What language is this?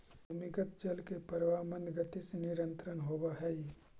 Magahi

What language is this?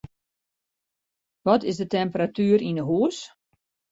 Western Frisian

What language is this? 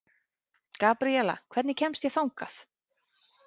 Icelandic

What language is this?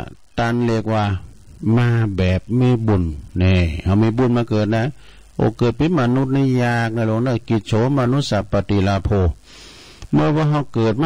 Thai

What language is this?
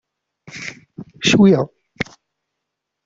Kabyle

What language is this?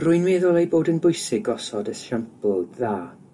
Welsh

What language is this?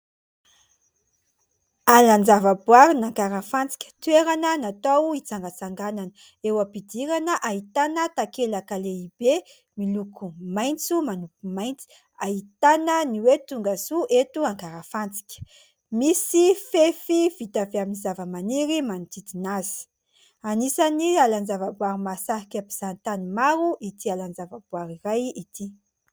Malagasy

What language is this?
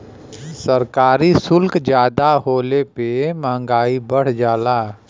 Bhojpuri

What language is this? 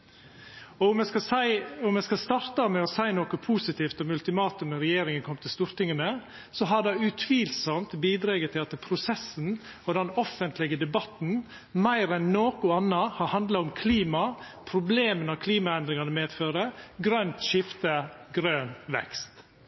Norwegian Nynorsk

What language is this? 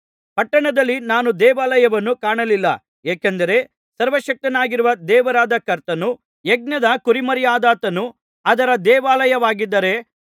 Kannada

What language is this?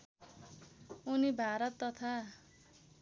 Nepali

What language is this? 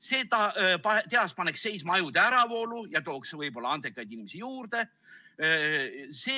Estonian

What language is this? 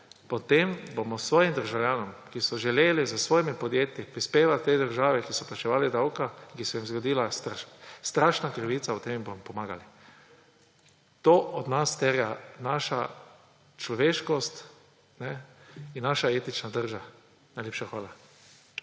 Slovenian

